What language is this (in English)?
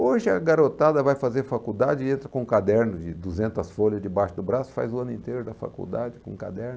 Portuguese